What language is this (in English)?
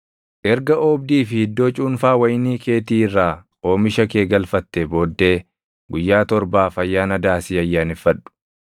Oromo